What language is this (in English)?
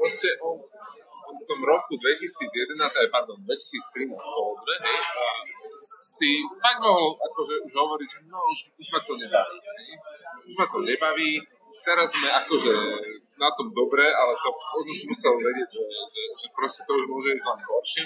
Slovak